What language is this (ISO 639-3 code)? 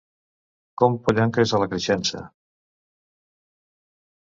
cat